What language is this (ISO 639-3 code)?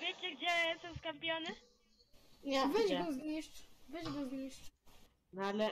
pol